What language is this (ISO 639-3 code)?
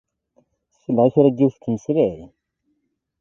kab